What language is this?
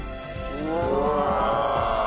Japanese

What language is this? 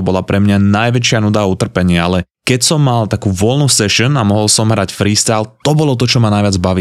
Slovak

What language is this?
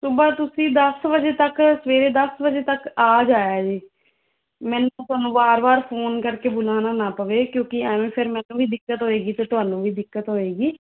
Punjabi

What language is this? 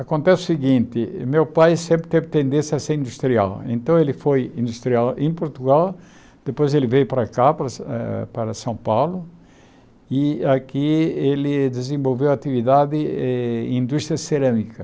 Portuguese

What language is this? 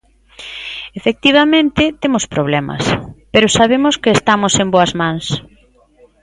Galician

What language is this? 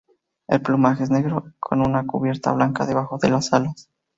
Spanish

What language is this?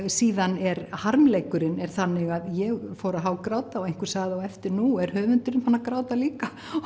Icelandic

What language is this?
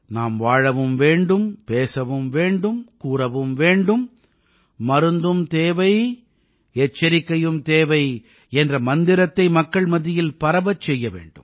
Tamil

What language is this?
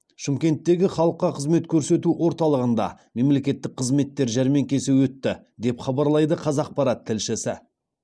Kazakh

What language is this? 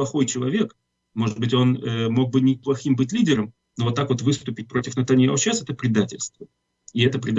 Russian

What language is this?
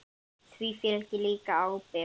Icelandic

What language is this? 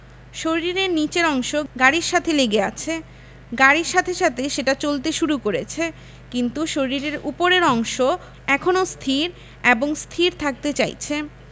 Bangla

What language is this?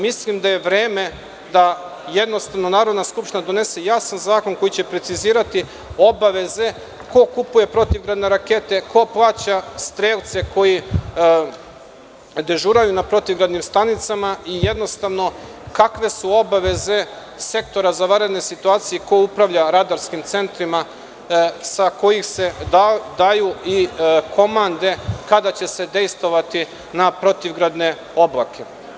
Serbian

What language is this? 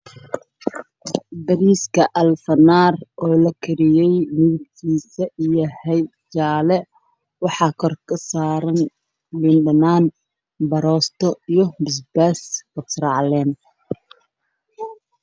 Somali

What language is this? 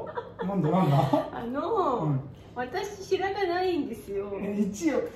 Japanese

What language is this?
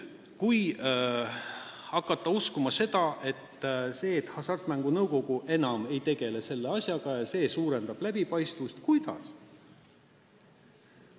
Estonian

